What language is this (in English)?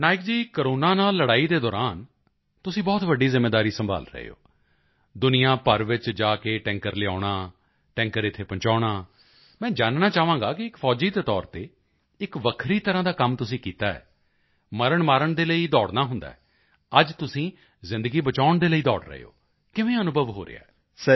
Punjabi